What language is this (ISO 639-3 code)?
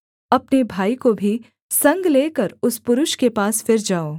hin